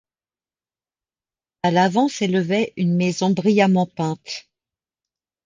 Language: French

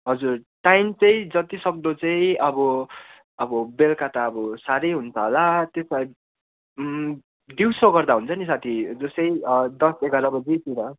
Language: Nepali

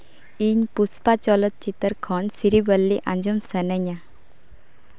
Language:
Santali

